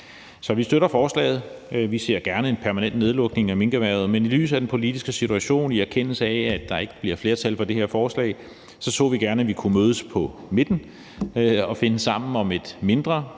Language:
Danish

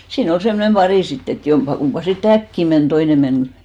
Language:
Finnish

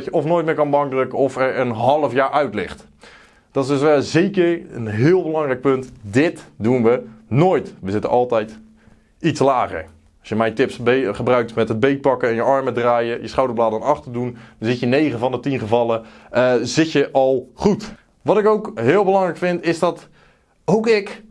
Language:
Dutch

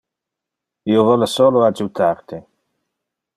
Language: Interlingua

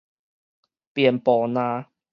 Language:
Min Nan Chinese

